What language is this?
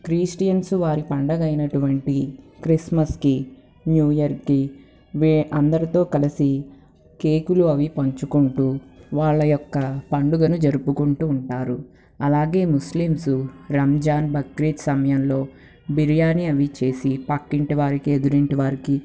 Telugu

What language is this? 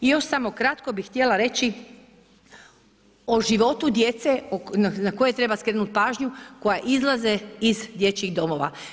Croatian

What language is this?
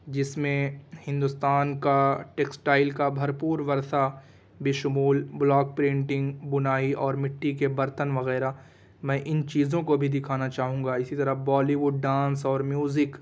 Urdu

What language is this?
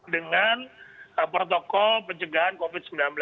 Indonesian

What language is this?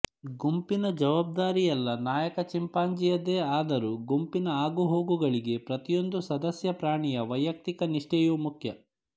Kannada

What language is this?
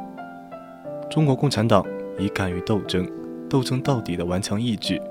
Chinese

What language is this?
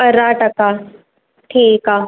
Sindhi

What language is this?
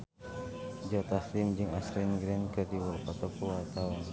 Sundanese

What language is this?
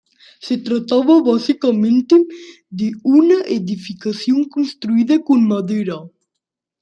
Spanish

